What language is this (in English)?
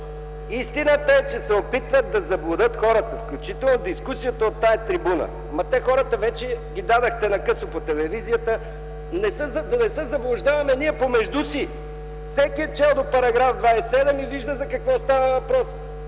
Bulgarian